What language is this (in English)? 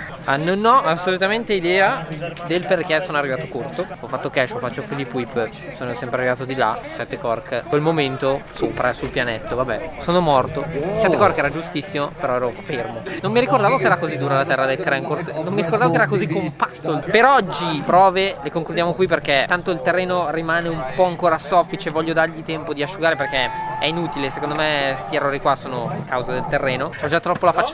Italian